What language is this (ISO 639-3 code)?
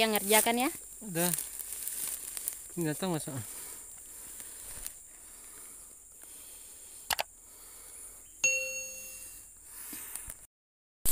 ind